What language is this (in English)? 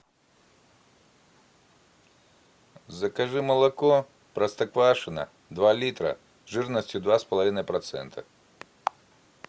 Russian